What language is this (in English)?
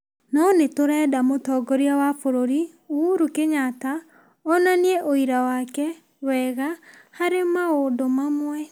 Kikuyu